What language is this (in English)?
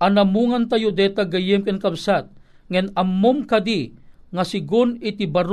Filipino